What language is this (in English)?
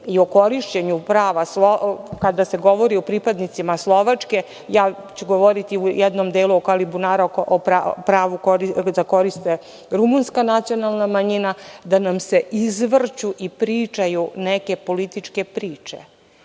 Serbian